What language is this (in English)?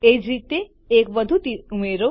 Gujarati